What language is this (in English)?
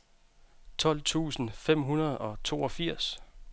Danish